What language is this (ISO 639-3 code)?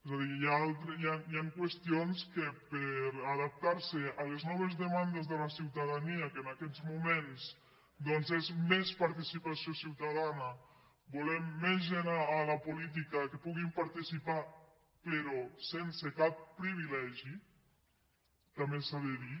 cat